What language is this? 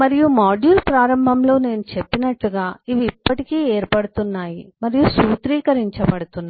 Telugu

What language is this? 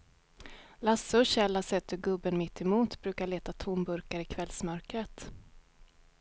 Swedish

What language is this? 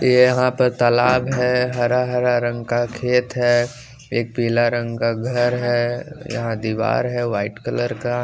Hindi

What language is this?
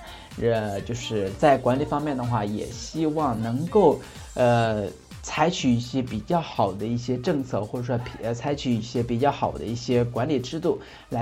Chinese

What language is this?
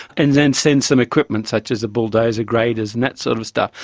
English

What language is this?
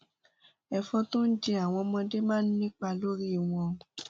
Yoruba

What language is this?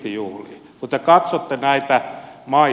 Finnish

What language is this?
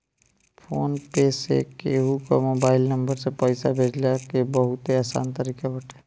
Bhojpuri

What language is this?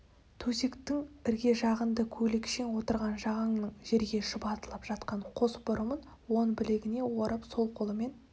Kazakh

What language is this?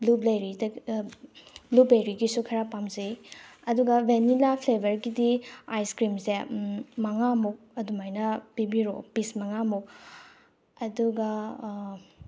Manipuri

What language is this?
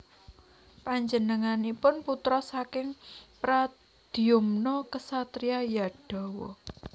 Javanese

